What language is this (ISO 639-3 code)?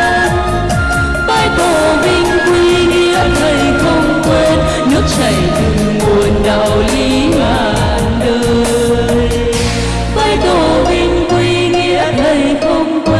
vie